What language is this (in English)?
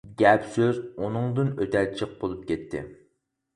Uyghur